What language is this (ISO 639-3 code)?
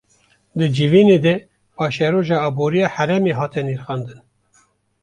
kur